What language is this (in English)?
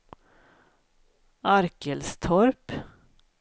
Swedish